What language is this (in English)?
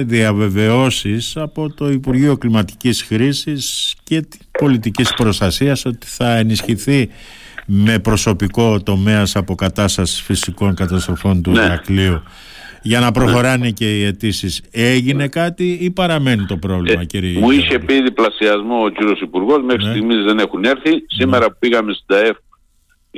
Greek